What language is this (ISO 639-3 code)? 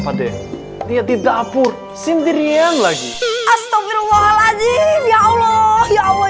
ind